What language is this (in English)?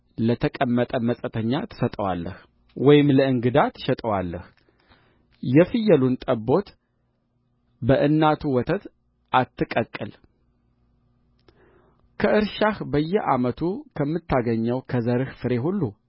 Amharic